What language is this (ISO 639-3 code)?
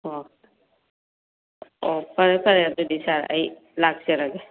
mni